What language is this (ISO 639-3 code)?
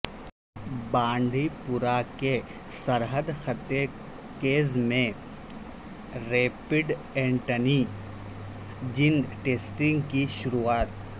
urd